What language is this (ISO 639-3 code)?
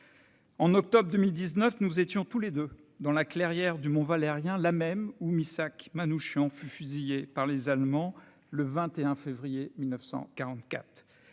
fra